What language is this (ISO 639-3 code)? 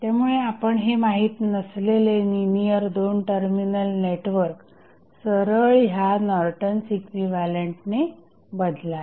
mar